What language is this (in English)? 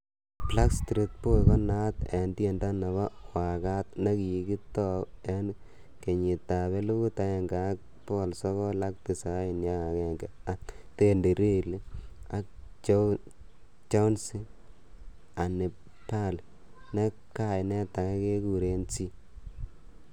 Kalenjin